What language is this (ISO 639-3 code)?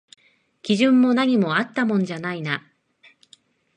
jpn